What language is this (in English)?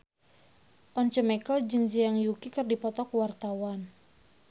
Sundanese